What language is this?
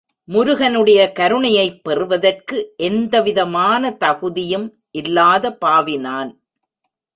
Tamil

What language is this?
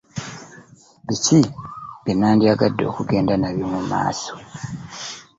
Ganda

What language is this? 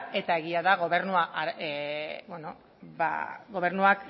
Basque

